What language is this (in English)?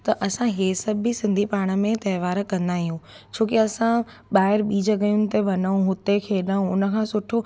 Sindhi